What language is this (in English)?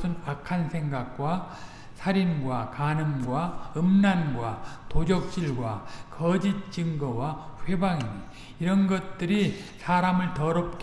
Korean